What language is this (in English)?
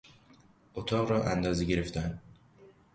Persian